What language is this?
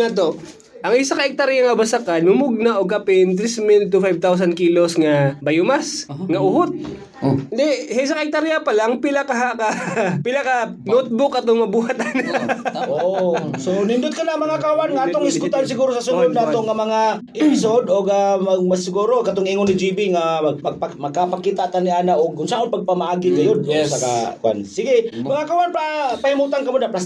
Filipino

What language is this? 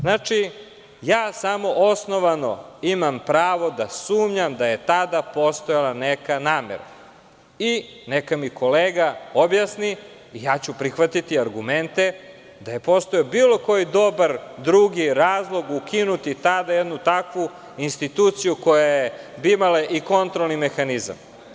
Serbian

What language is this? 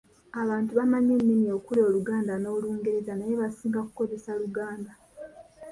Ganda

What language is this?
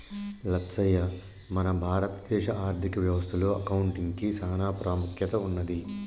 Telugu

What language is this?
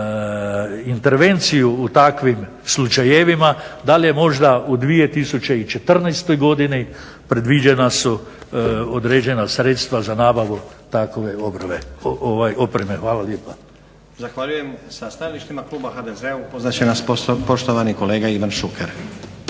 Croatian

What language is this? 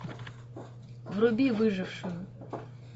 Russian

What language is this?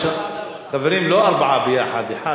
Hebrew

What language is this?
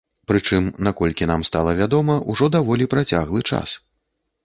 Belarusian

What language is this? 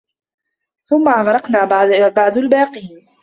Arabic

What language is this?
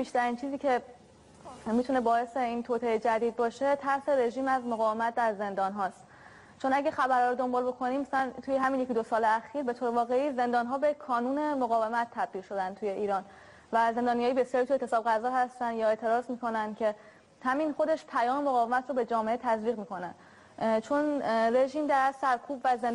Persian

